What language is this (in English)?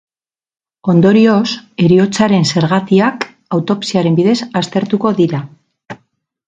Basque